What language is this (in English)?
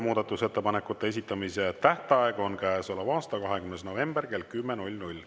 Estonian